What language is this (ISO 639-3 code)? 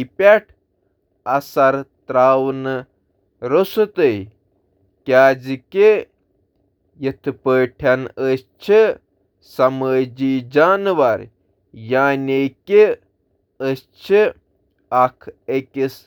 kas